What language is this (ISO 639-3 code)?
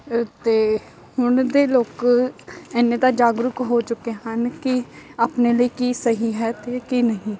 pan